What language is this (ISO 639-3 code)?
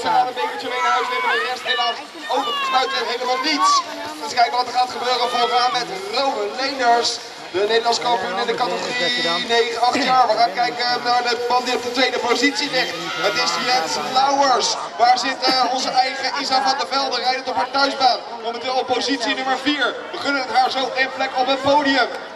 nld